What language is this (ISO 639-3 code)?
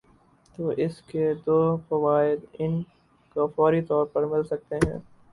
urd